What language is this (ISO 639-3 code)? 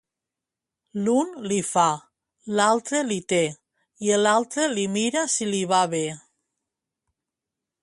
cat